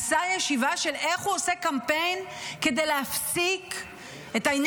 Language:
Hebrew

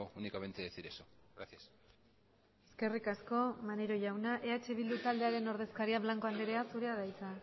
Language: Basque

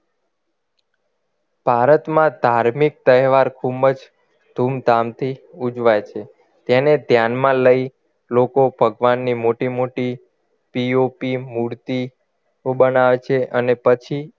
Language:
Gujarati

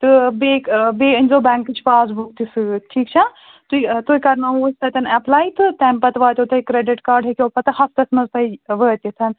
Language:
Kashmiri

